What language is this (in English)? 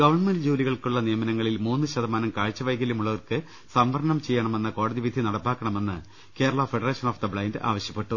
Malayalam